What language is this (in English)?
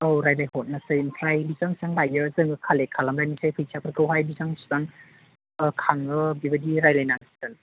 Bodo